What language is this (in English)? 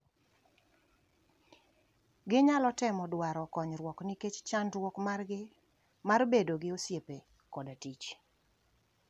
Luo (Kenya and Tanzania)